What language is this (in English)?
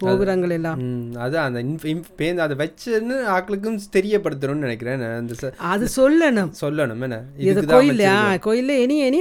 Tamil